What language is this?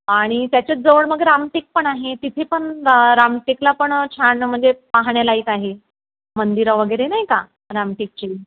Marathi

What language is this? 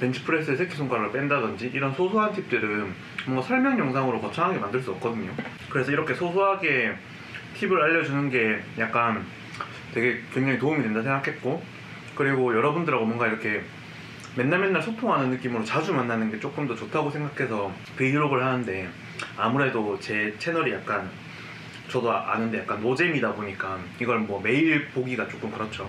Korean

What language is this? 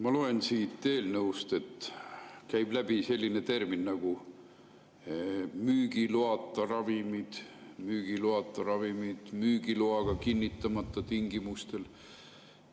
Estonian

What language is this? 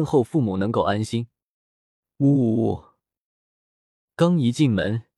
Chinese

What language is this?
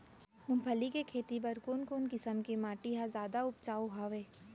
Chhattisgarhi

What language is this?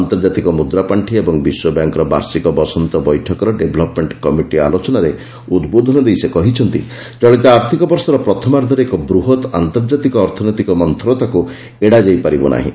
Odia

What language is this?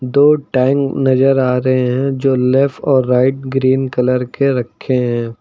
Hindi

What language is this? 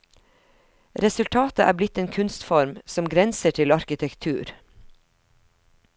Norwegian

